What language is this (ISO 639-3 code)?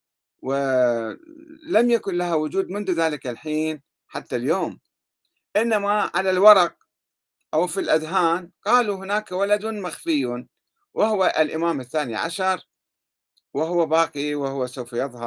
ara